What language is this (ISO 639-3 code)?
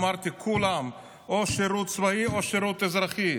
heb